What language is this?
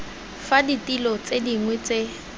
Tswana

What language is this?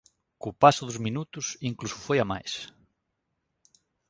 Galician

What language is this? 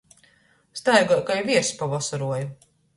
Latgalian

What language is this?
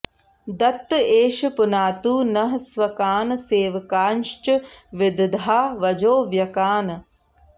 Sanskrit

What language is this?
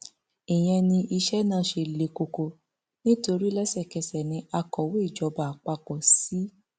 Yoruba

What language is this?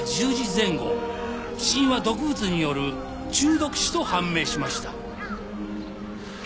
Japanese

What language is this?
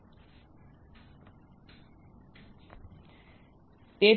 Gujarati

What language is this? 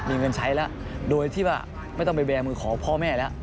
Thai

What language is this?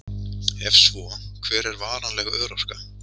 Icelandic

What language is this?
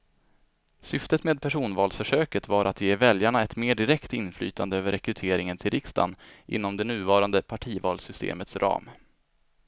Swedish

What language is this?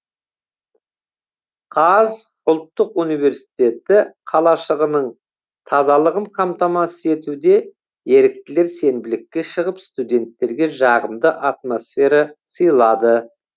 Kazakh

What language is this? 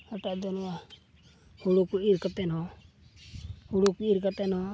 Santali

